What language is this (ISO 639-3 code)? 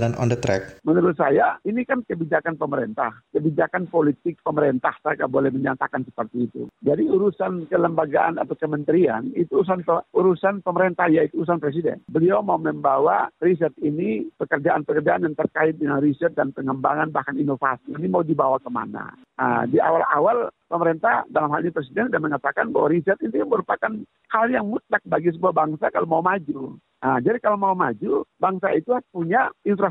ind